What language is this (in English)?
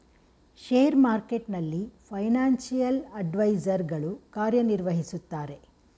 Kannada